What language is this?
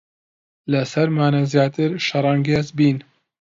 Central Kurdish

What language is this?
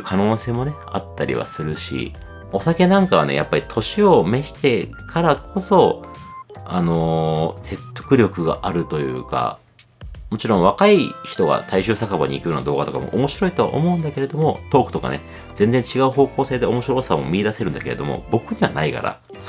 Japanese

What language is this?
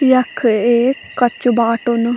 Garhwali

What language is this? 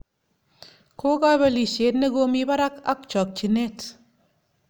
Kalenjin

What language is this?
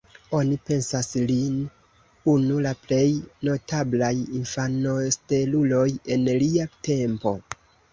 Esperanto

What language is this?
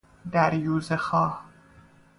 Persian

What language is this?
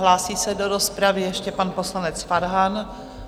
Czech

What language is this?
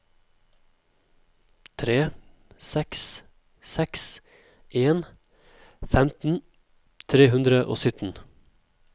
Norwegian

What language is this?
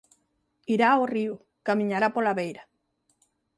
Galician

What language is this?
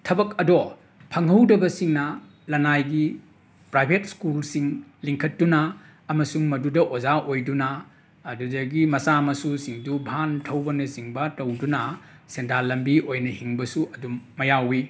Manipuri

